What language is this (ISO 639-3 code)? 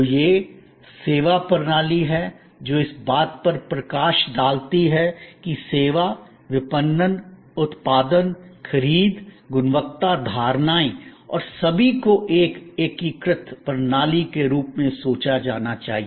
hin